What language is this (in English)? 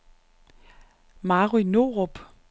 Danish